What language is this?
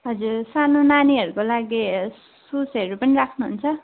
Nepali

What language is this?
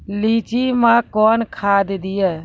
Maithili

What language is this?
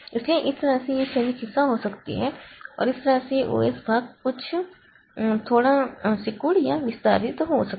Hindi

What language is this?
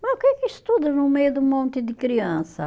Portuguese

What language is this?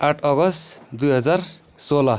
Nepali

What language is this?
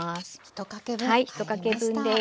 Japanese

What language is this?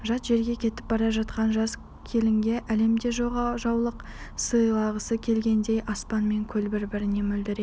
Kazakh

